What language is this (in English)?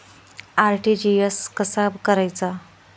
Marathi